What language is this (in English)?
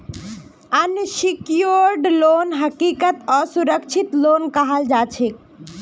Magahi